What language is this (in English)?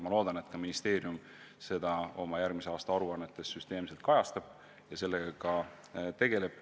Estonian